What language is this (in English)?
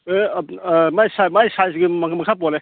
Manipuri